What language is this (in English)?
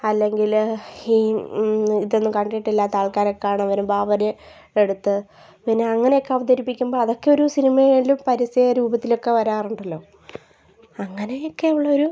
Malayalam